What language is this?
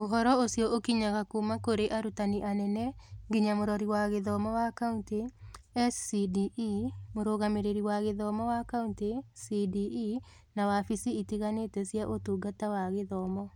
Kikuyu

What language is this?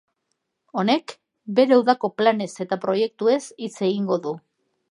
Basque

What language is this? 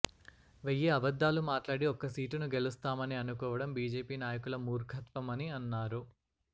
Telugu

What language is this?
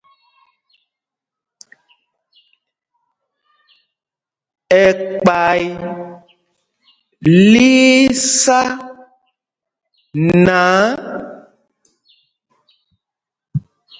Mpumpong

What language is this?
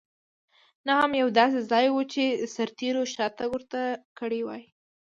Pashto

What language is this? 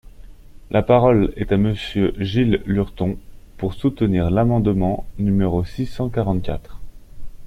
French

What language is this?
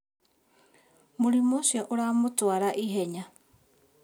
Kikuyu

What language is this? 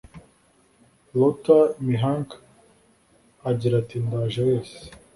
Kinyarwanda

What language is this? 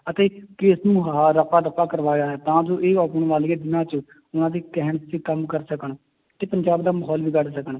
Punjabi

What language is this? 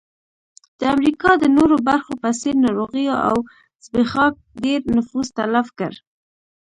Pashto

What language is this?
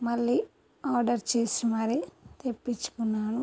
Telugu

